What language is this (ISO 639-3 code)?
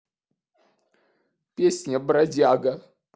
rus